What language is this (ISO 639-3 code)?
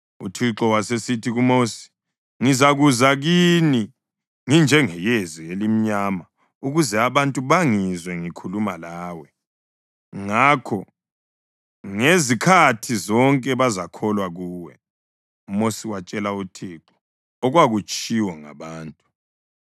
nde